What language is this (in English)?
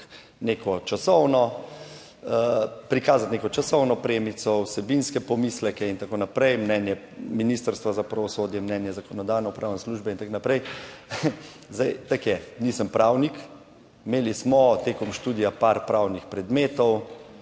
Slovenian